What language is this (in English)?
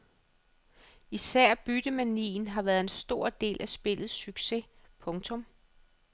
Danish